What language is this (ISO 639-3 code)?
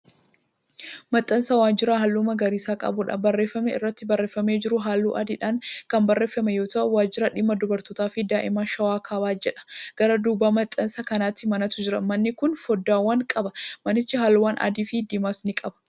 orm